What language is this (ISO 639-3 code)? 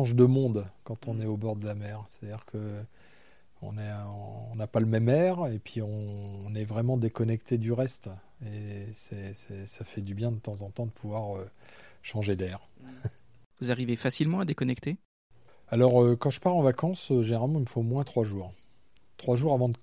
fra